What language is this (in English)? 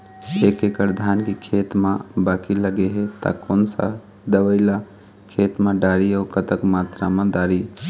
Chhattisgarhi